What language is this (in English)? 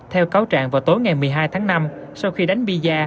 Vietnamese